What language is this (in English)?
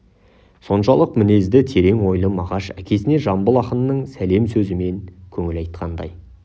Kazakh